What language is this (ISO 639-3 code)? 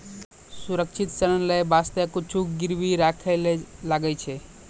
mai